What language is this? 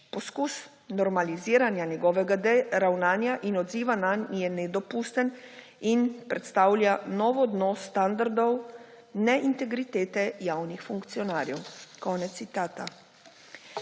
Slovenian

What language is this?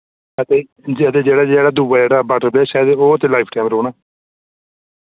Dogri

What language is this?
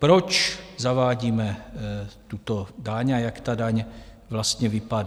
Czech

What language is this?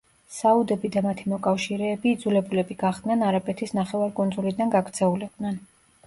Georgian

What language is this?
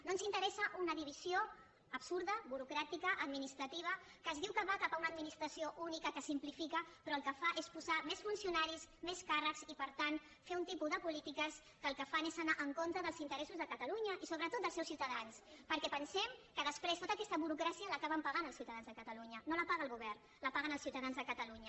Catalan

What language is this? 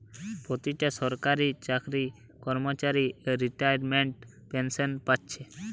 Bangla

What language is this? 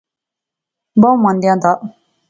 Pahari-Potwari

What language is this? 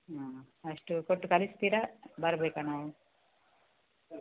Kannada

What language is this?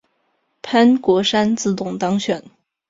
Chinese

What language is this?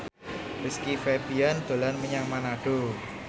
Javanese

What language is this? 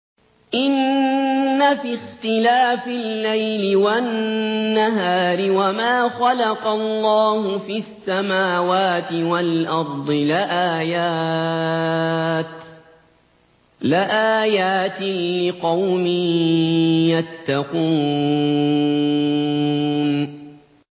Arabic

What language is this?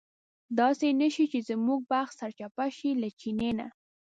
Pashto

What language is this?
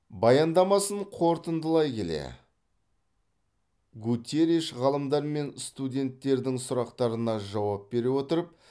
Kazakh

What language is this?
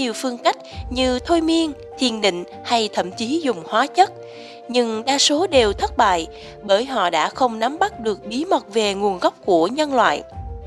Vietnamese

